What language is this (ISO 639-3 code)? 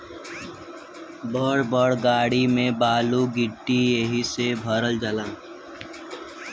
bho